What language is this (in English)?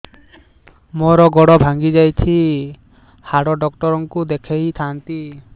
Odia